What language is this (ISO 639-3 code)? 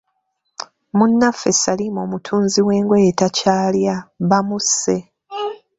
lug